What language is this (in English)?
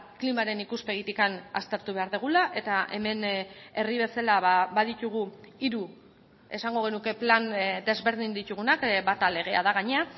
Basque